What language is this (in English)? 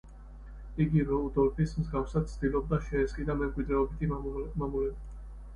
Georgian